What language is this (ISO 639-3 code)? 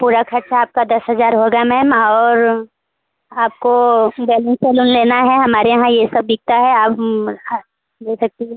hin